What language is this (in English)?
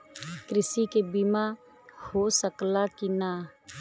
Bhojpuri